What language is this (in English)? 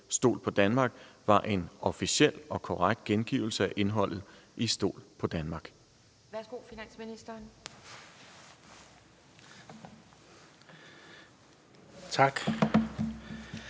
Danish